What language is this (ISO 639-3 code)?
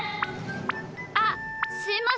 jpn